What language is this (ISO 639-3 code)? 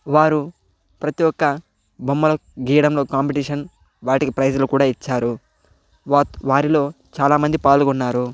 tel